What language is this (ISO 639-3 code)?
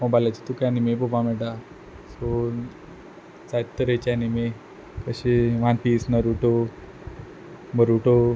kok